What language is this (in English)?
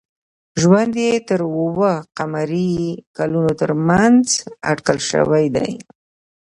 Pashto